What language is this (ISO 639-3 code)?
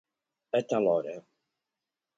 cat